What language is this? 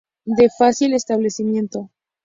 Spanish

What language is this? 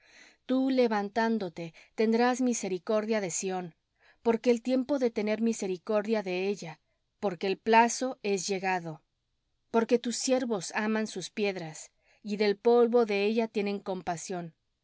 Spanish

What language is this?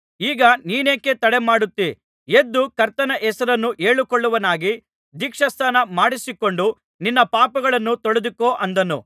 Kannada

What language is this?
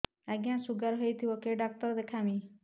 Odia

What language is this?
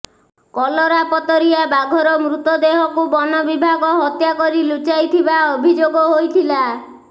Odia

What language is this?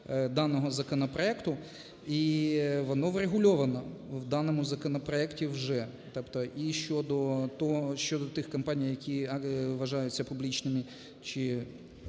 Ukrainian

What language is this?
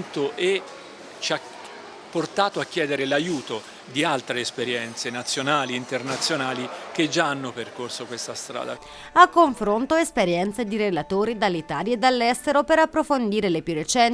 Italian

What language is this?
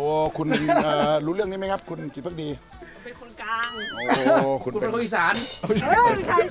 Thai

